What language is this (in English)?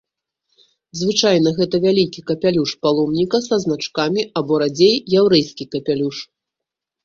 Belarusian